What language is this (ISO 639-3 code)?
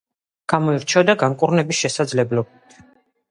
kat